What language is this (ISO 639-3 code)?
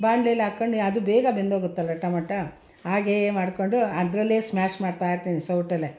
kan